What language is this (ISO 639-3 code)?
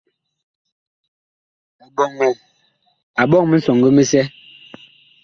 bkh